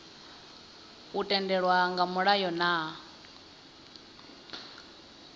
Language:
Venda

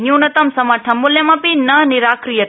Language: Sanskrit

